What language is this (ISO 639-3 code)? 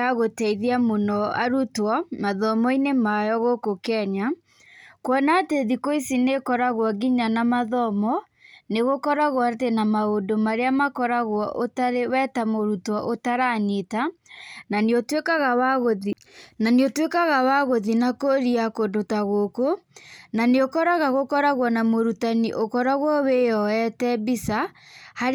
kik